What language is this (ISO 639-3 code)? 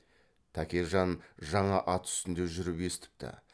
kaz